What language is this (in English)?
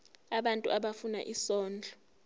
Zulu